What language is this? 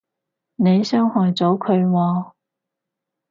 Cantonese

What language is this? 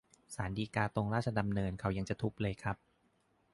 Thai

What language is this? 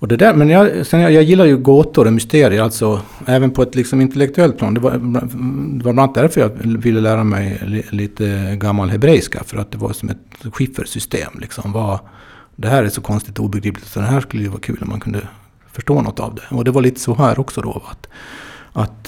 Swedish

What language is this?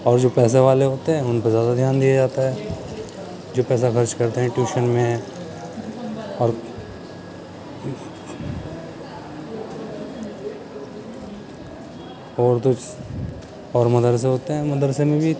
Urdu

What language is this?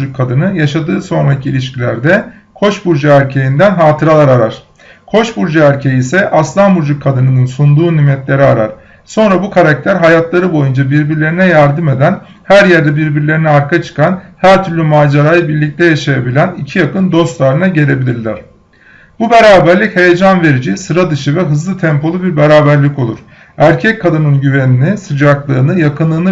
Turkish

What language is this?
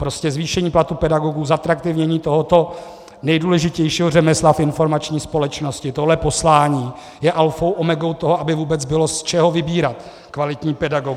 Czech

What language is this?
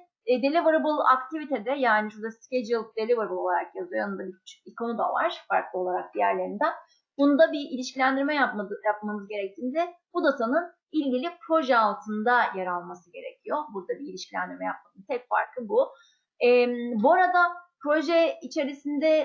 Turkish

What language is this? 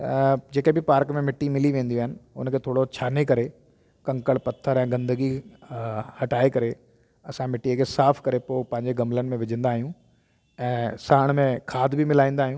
Sindhi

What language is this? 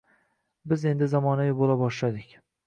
Uzbek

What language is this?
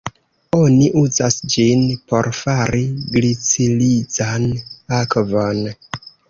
Esperanto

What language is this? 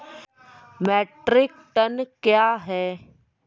Maithili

